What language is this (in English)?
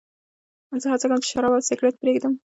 Pashto